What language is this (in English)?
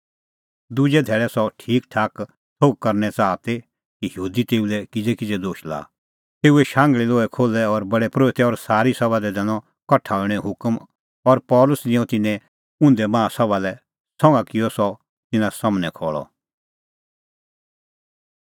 Kullu Pahari